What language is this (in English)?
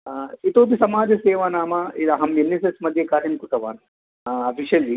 Sanskrit